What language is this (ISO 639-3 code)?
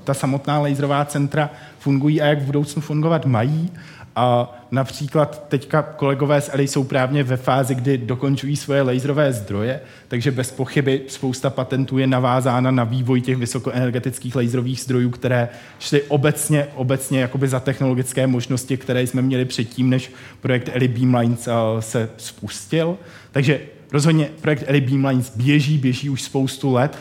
ces